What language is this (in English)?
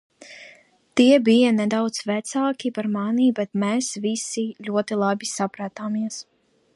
Latvian